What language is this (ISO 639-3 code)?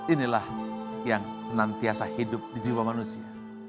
ind